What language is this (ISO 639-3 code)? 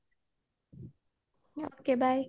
ori